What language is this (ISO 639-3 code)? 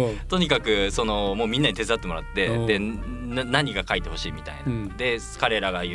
jpn